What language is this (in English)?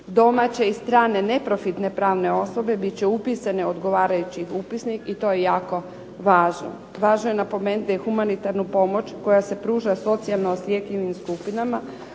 Croatian